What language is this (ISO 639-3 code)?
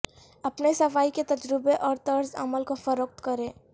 urd